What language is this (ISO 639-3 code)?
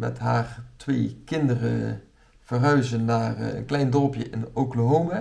nld